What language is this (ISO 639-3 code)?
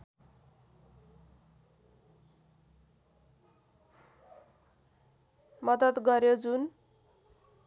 nep